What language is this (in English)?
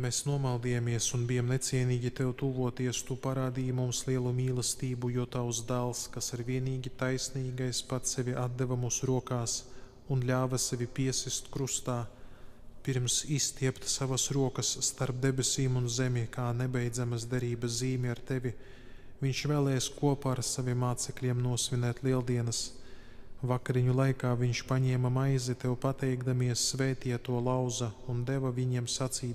Latvian